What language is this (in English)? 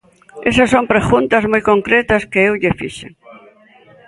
Galician